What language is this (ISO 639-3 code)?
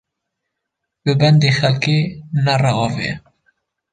kur